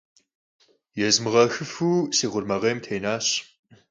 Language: Kabardian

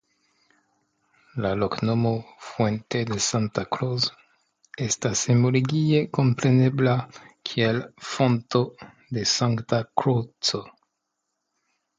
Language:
Esperanto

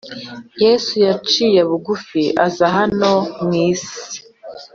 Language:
Kinyarwanda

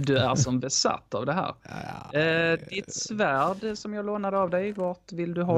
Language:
Swedish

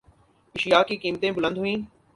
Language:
Urdu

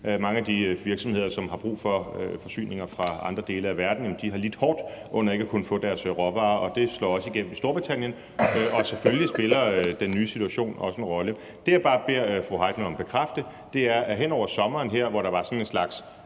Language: Danish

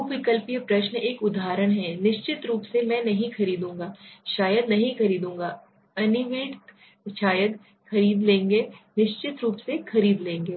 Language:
Hindi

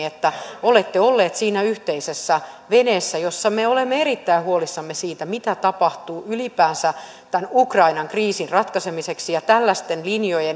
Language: Finnish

